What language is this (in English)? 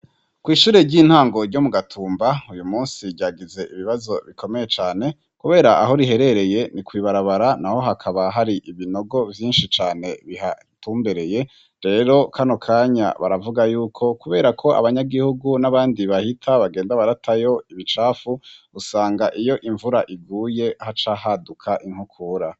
Rundi